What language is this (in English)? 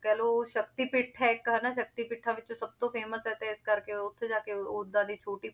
Punjabi